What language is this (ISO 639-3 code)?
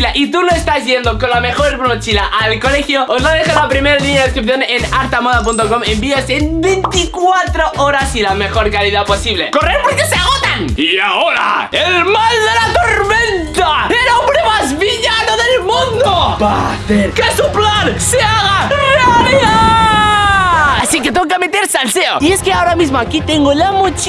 spa